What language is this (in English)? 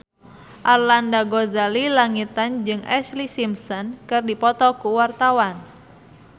Sundanese